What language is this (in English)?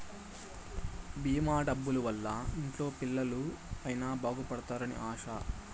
Telugu